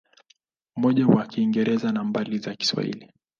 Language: Swahili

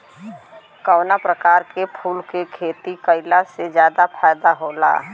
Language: Bhojpuri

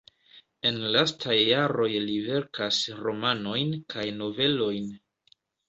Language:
Esperanto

